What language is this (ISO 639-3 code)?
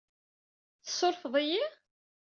kab